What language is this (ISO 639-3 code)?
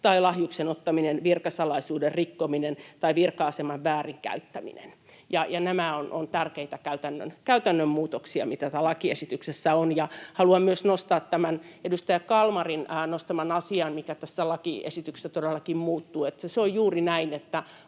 fin